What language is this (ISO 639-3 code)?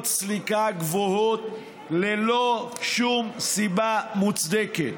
heb